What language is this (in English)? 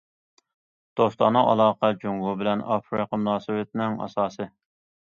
Uyghur